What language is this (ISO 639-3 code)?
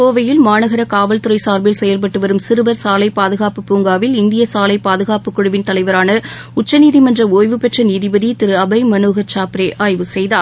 tam